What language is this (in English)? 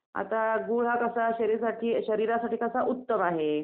Marathi